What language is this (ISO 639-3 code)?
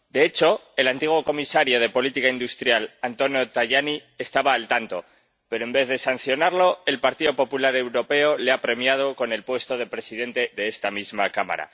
spa